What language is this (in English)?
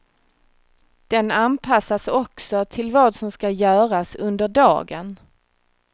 Swedish